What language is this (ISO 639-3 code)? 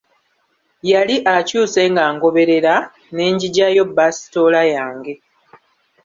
lug